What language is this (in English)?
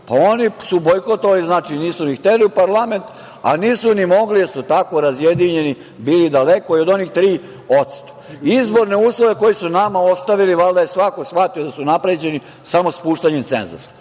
Serbian